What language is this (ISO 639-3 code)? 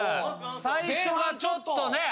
jpn